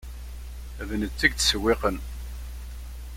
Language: Kabyle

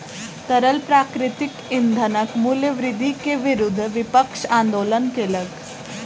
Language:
Maithili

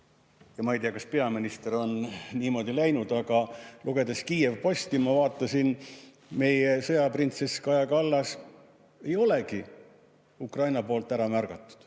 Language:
Estonian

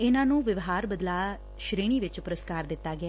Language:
Punjabi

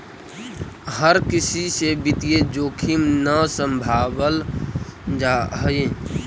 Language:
Magahi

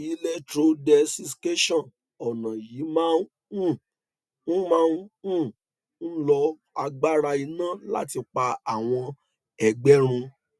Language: Yoruba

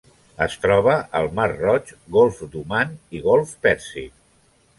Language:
Catalan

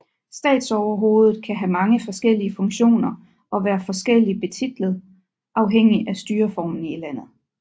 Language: Danish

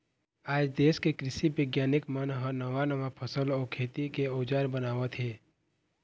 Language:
Chhattisgarhi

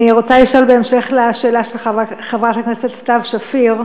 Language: Hebrew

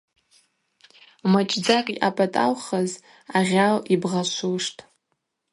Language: Abaza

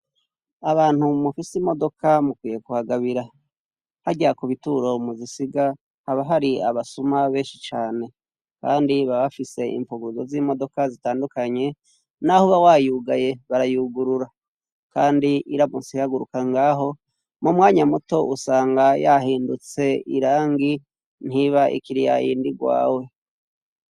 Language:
Rundi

